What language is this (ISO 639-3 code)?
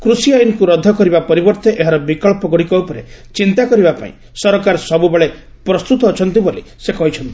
ori